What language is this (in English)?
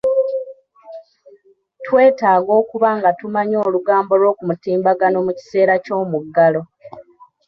Ganda